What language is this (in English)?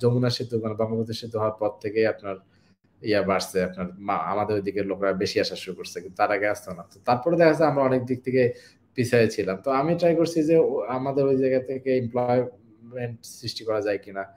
Bangla